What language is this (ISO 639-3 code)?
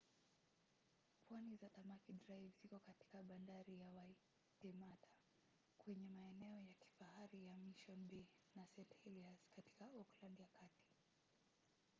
swa